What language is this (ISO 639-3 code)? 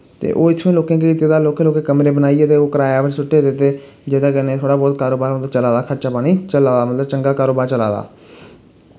doi